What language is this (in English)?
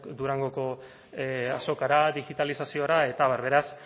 Basque